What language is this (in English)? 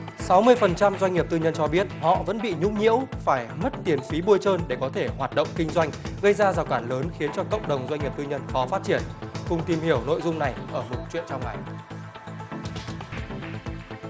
Vietnamese